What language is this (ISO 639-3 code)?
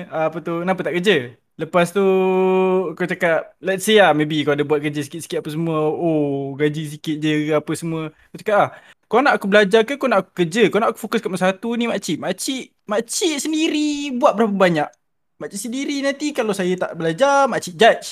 msa